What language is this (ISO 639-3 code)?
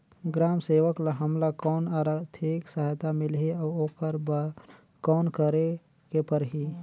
hne